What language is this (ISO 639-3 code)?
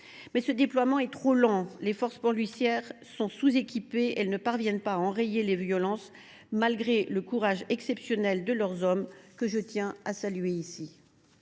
fra